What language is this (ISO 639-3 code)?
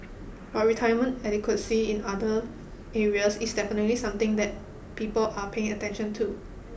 eng